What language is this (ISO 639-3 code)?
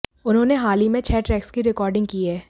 hin